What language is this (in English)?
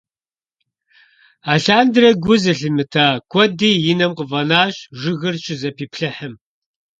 Kabardian